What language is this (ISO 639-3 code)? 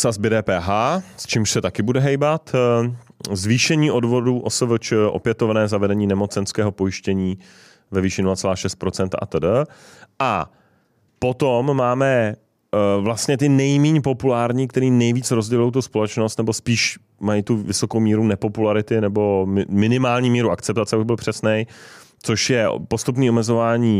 ces